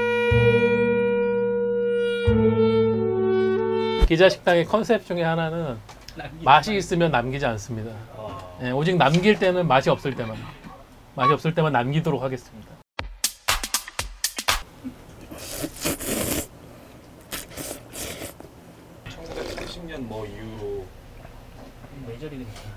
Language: Korean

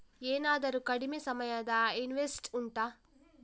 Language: Kannada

